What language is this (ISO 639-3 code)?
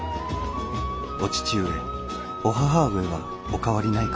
jpn